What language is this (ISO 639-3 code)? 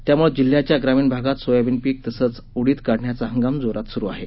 mar